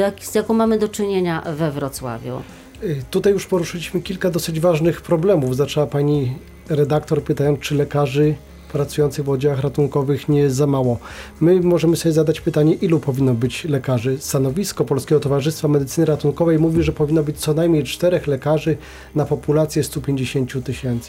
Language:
Polish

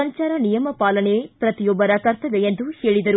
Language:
Kannada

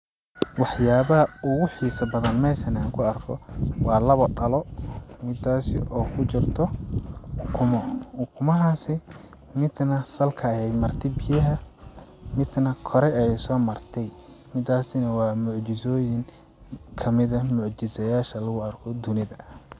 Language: Somali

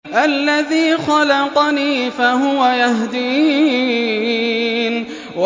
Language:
Arabic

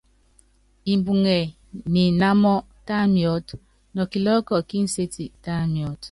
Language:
Yangben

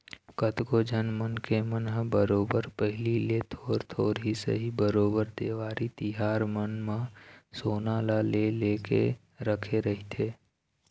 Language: Chhattisgarhi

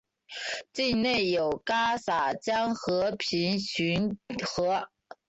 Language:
Chinese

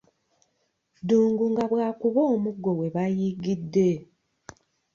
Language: Ganda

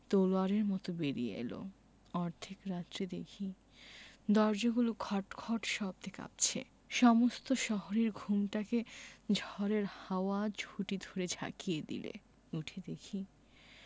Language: Bangla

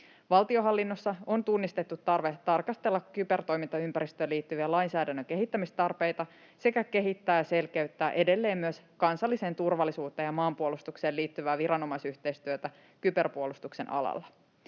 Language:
Finnish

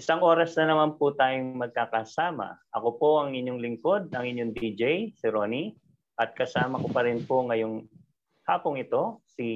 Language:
Filipino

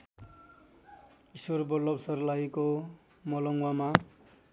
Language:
Nepali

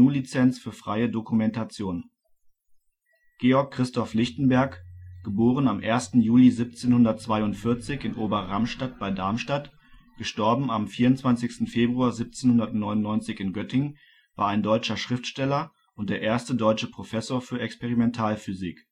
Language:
German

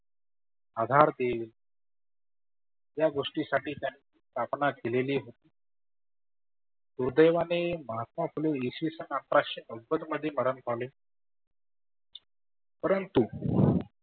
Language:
Marathi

